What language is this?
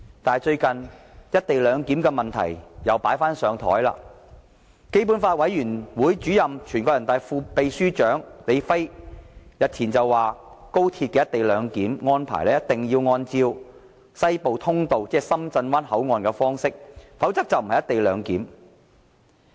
Cantonese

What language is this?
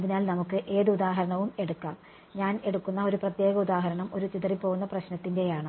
Malayalam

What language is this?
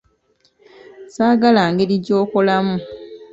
Ganda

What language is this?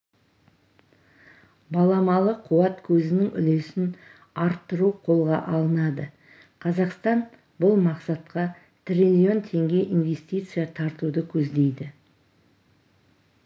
Kazakh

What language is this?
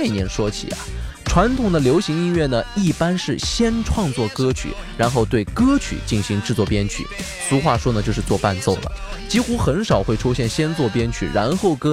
Chinese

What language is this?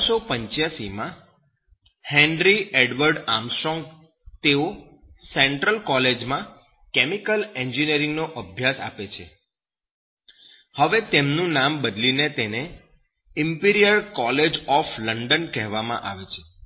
Gujarati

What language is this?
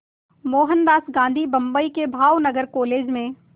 Hindi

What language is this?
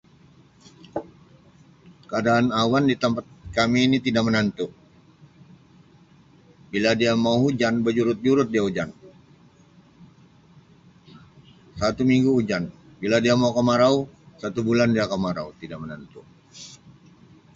Sabah Malay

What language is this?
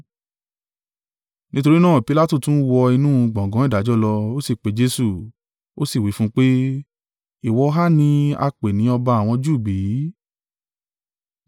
Yoruba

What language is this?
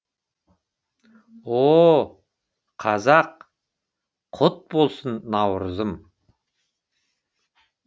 Kazakh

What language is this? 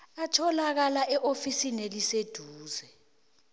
South Ndebele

